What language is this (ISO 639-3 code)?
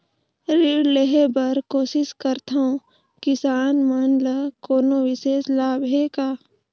hne